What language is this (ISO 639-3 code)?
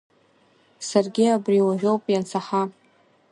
abk